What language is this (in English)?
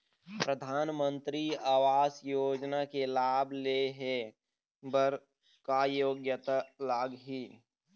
Chhattisgarhi